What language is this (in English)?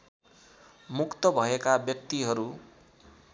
Nepali